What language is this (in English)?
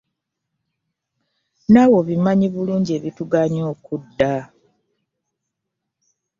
Ganda